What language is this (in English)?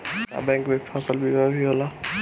Bhojpuri